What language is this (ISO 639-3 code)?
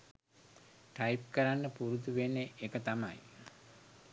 sin